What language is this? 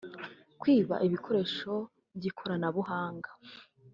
Kinyarwanda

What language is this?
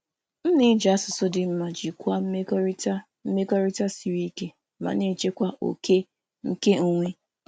Igbo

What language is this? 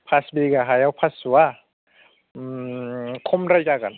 Bodo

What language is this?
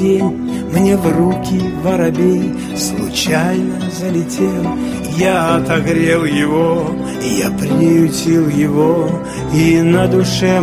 Russian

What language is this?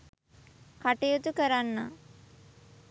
Sinhala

